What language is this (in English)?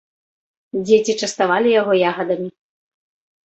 Belarusian